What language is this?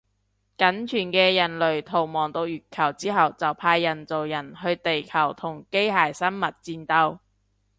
Cantonese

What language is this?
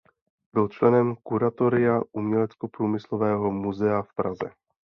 Czech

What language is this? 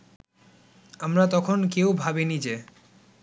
Bangla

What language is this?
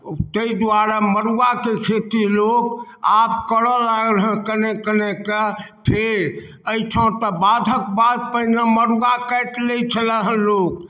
Maithili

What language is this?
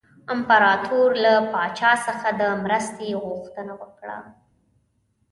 Pashto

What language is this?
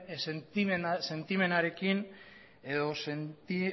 Basque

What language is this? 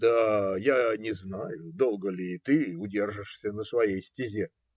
Russian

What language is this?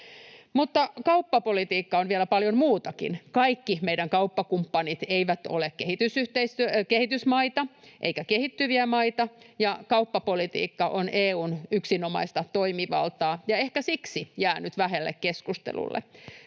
Finnish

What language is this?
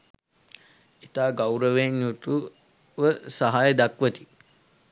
Sinhala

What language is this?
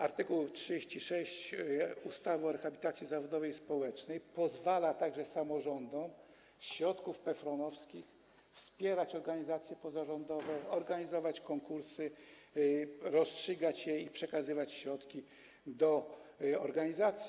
Polish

